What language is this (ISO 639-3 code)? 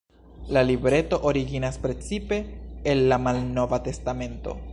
epo